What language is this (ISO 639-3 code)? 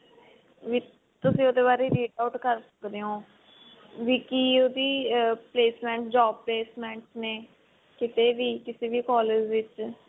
pan